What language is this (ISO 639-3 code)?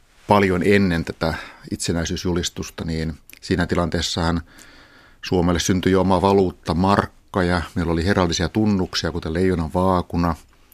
fin